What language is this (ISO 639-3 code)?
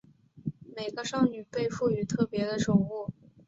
zho